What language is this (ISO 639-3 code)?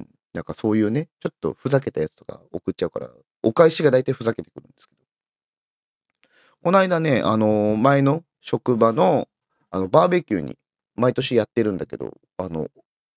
jpn